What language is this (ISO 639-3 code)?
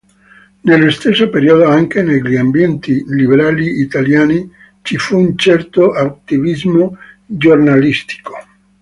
ita